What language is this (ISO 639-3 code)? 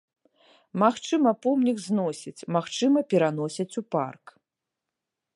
bel